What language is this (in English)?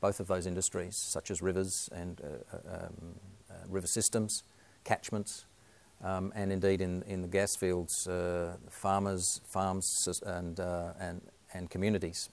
English